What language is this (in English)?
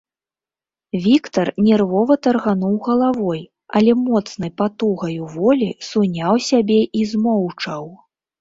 Belarusian